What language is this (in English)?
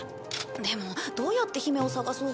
Japanese